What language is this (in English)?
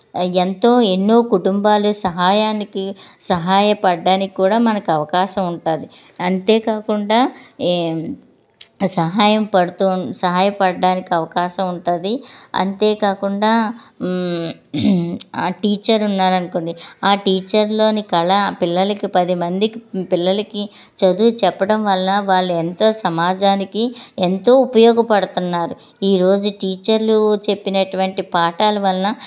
Telugu